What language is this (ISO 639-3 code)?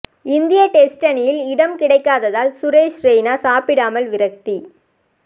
tam